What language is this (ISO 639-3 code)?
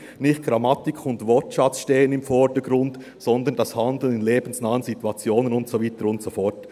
gsw